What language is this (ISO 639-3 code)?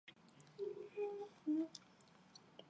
zho